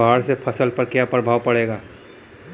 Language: Bhojpuri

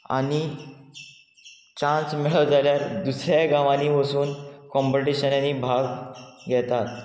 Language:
Konkani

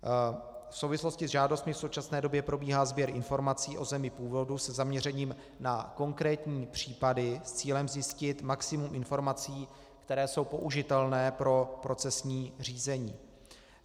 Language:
Czech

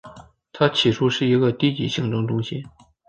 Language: Chinese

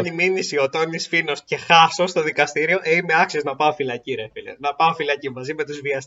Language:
Greek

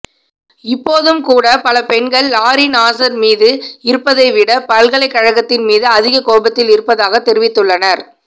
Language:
Tamil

